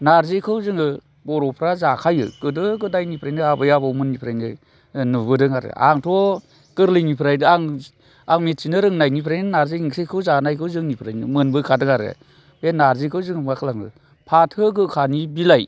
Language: Bodo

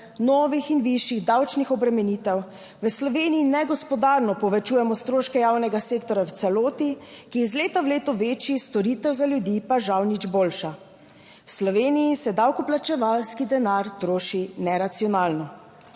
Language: Slovenian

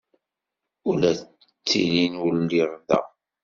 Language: Kabyle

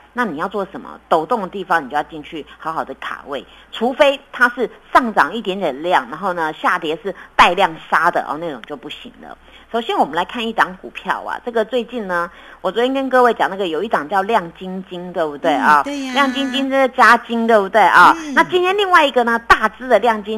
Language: Chinese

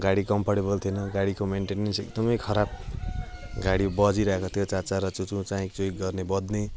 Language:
Nepali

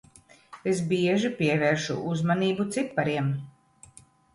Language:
Latvian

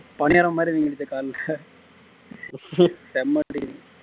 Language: Tamil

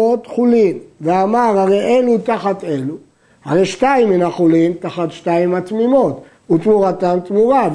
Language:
Hebrew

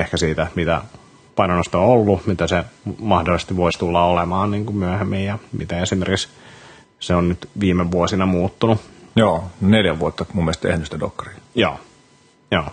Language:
Finnish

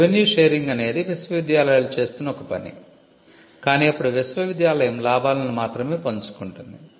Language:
Telugu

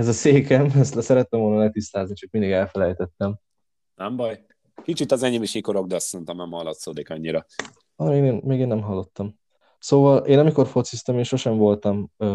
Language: Hungarian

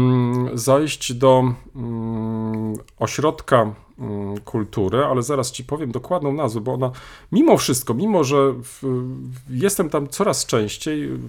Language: Polish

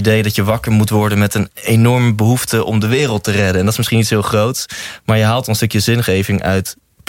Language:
Dutch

